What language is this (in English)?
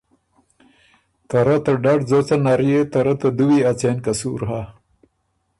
Ormuri